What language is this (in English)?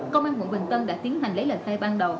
Vietnamese